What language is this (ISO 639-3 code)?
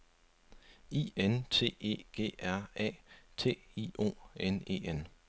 dan